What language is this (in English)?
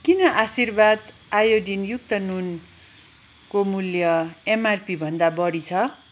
Nepali